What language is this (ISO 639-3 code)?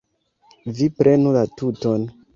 epo